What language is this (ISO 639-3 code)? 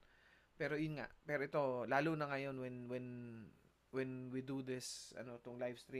fil